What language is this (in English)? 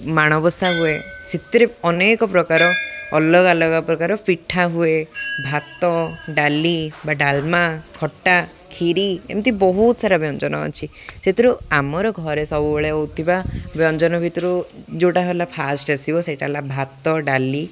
Odia